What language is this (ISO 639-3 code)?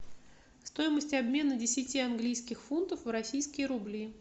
rus